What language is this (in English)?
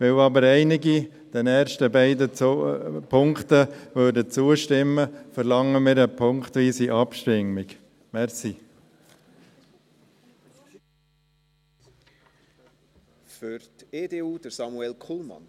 Swiss German